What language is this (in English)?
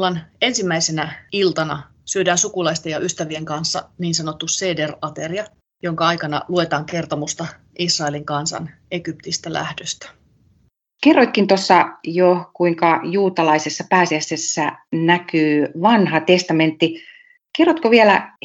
Finnish